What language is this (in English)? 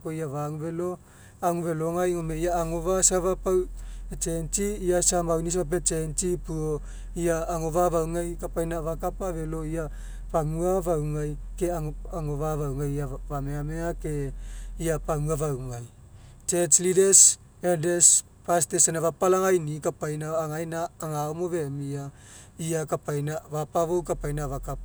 Mekeo